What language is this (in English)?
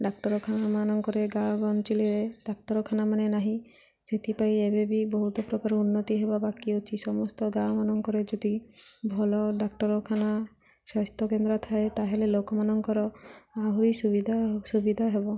Odia